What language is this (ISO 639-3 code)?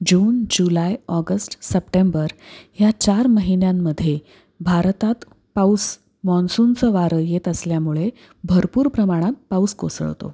mar